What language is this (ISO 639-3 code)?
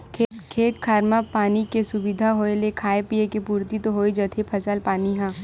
hne